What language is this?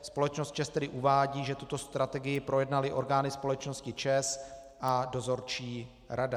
Czech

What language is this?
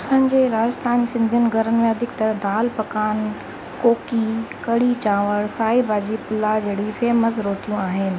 Sindhi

